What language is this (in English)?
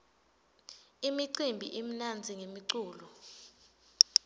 Swati